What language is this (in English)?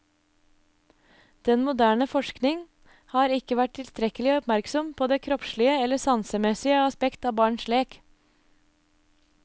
Norwegian